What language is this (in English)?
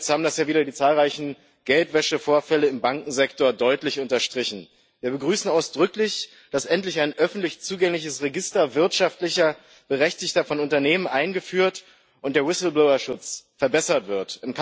German